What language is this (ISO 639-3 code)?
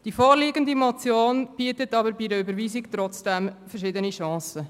gsw